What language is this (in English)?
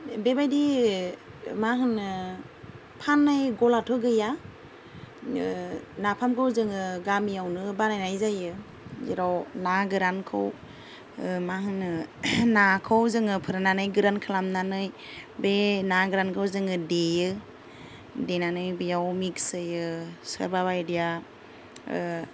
Bodo